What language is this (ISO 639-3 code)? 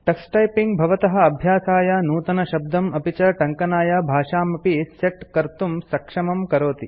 san